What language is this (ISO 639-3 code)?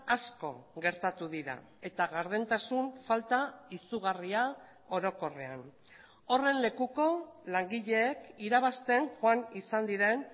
eus